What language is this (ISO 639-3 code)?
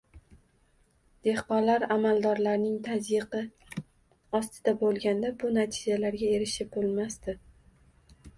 uzb